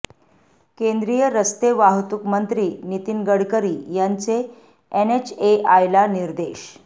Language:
Marathi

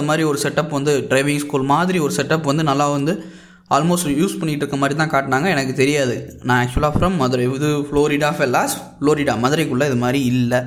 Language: Tamil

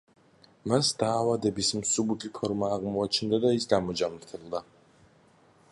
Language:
Georgian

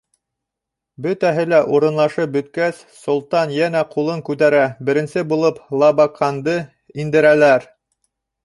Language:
Bashkir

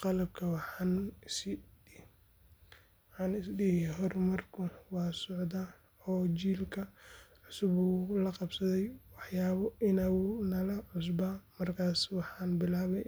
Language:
Somali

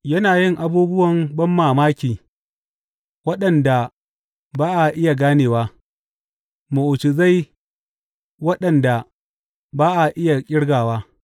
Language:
Hausa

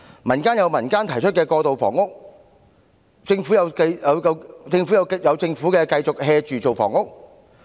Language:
Cantonese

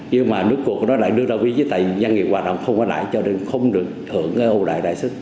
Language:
Vietnamese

